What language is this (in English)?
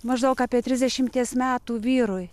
Lithuanian